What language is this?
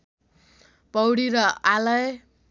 Nepali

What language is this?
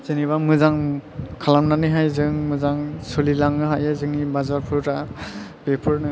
Bodo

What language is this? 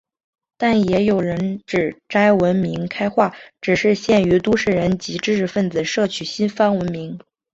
Chinese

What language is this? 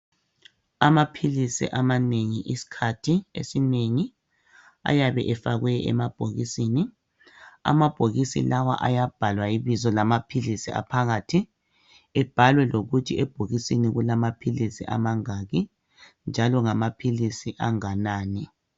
North Ndebele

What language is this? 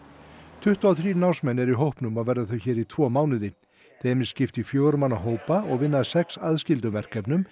Icelandic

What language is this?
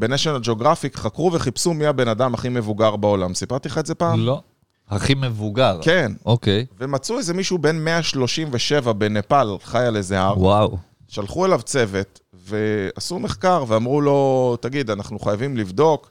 Hebrew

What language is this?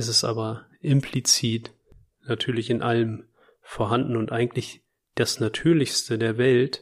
German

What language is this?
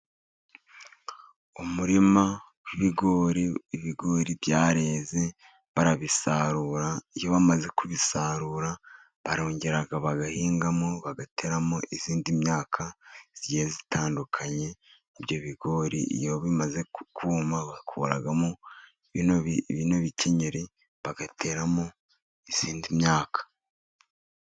Kinyarwanda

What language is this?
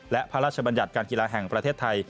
Thai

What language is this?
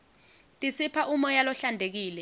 Swati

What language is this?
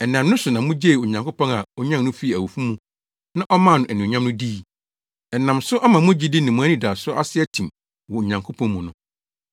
Akan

